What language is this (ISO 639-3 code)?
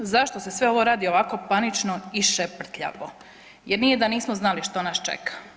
hrv